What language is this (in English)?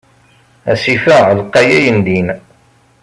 Kabyle